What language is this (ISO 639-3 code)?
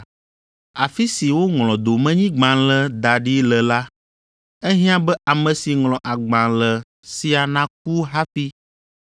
ewe